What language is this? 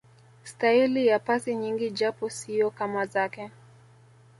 Swahili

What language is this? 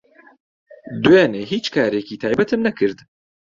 Central Kurdish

